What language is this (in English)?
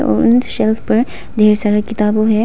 Hindi